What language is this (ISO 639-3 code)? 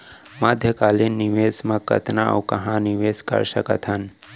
hne